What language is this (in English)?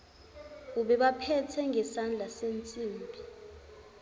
Zulu